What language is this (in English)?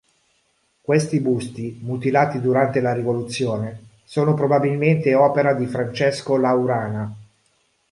Italian